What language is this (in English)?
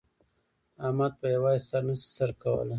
Pashto